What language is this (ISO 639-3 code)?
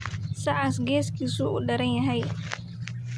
som